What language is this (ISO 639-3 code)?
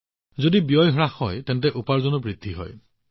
asm